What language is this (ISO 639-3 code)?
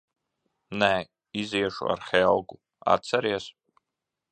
lav